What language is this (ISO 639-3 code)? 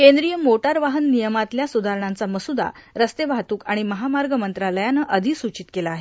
mar